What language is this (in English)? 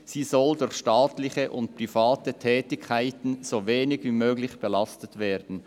Swiss German